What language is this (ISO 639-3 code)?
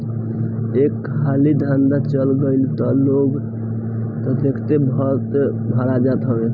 bho